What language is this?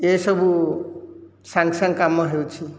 Odia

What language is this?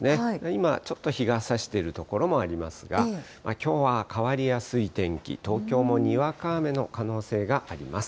Japanese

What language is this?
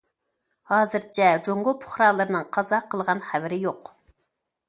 Uyghur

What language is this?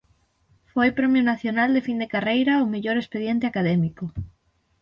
Galician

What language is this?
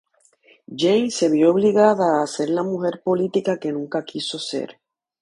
Spanish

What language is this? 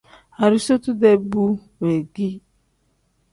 Tem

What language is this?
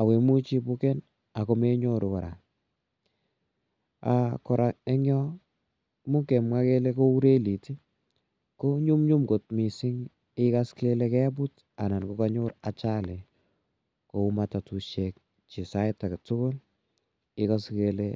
Kalenjin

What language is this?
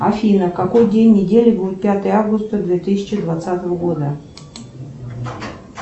Russian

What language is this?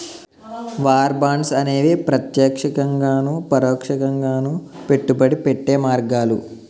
Telugu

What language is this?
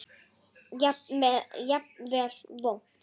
Icelandic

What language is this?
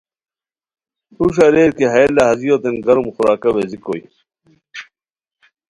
Khowar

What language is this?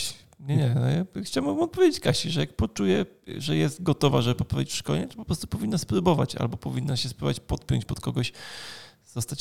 Polish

